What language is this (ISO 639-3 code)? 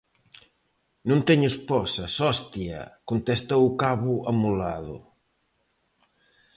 glg